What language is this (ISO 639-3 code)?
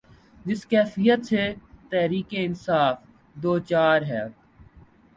urd